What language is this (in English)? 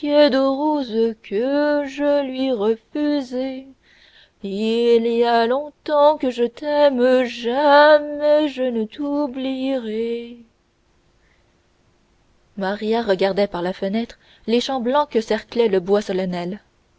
French